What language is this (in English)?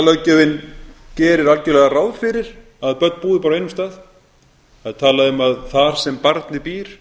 Icelandic